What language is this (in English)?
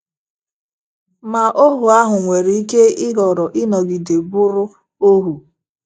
Igbo